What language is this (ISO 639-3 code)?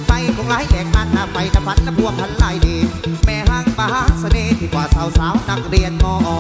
tha